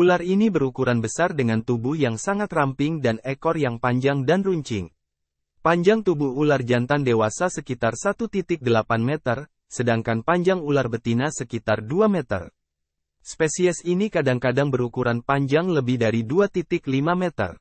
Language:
Indonesian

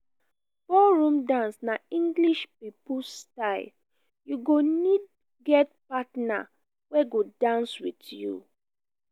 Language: Nigerian Pidgin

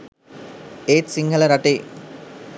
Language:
Sinhala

